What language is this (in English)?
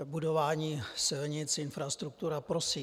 Czech